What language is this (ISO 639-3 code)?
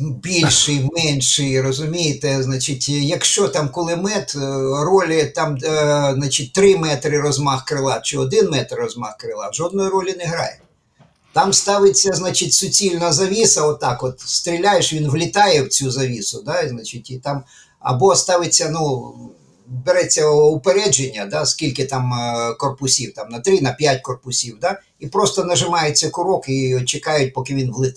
ukr